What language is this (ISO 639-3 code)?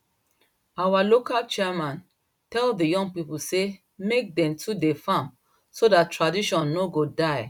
pcm